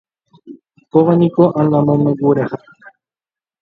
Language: Guarani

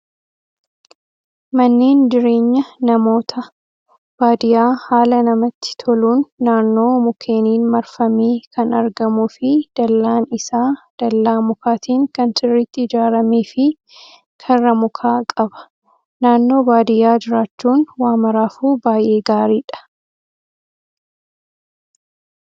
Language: Oromo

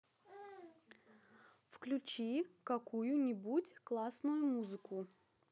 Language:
Russian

